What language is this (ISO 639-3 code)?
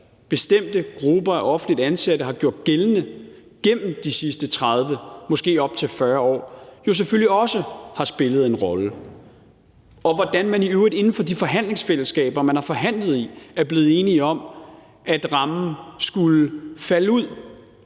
dan